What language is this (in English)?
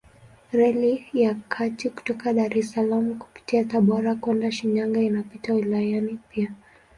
Swahili